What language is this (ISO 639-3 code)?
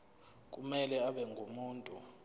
zul